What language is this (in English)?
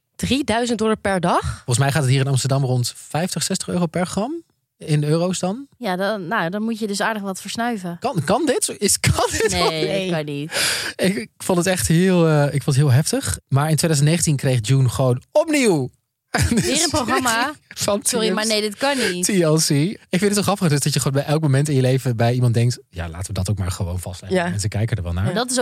Dutch